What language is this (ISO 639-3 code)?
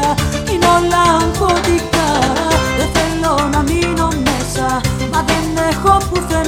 ell